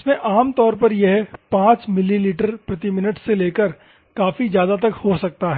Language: Hindi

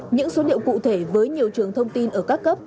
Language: Vietnamese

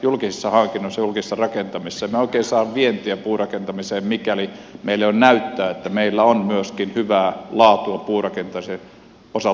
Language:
Finnish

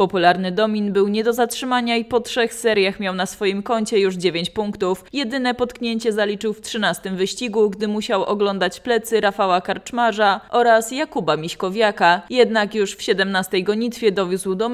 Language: Polish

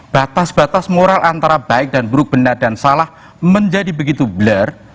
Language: Indonesian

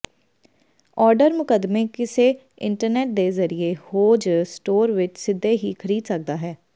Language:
Punjabi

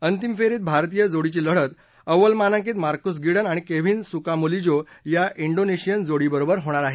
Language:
Marathi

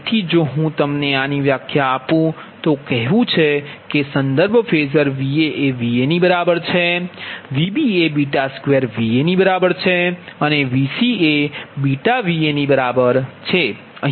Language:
Gujarati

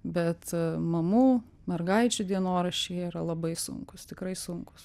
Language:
Lithuanian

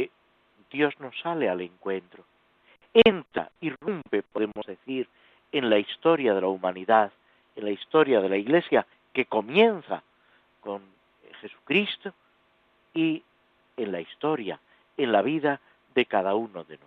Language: Spanish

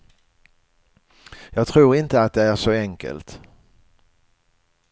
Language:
Swedish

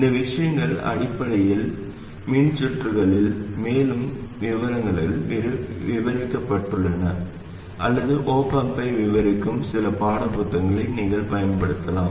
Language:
Tamil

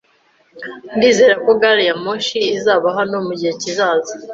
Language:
Kinyarwanda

